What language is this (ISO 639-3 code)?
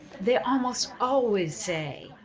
eng